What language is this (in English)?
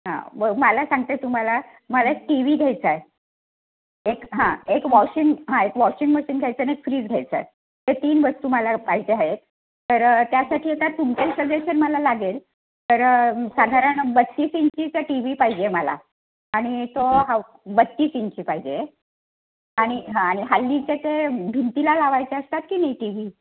Marathi